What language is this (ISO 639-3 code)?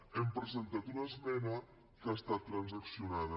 cat